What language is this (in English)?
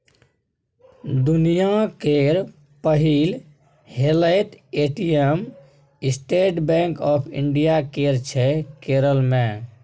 Maithili